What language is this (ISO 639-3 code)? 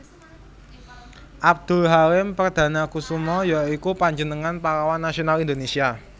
jav